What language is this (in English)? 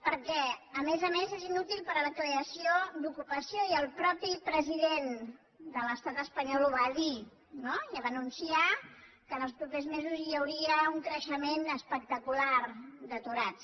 Catalan